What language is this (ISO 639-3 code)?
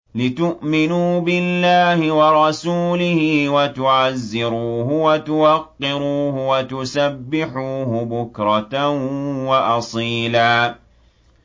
ara